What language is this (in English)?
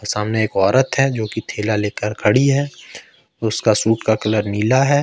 Hindi